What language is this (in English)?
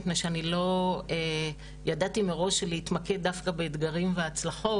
Hebrew